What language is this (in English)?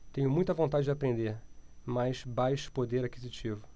Portuguese